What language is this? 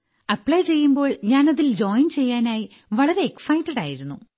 Malayalam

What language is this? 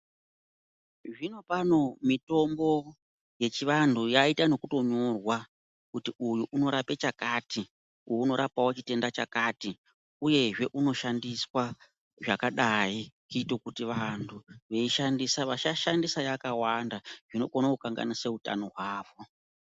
Ndau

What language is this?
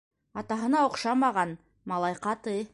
Bashkir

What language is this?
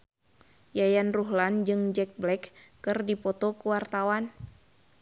Sundanese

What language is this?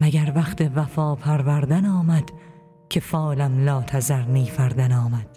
Persian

